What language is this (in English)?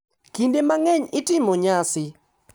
Luo (Kenya and Tanzania)